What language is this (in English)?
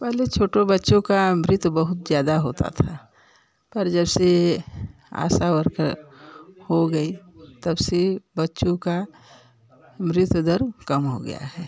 Hindi